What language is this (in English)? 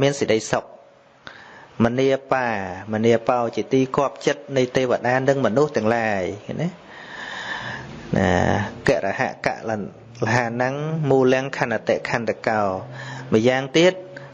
Vietnamese